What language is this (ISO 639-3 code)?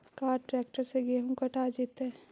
mag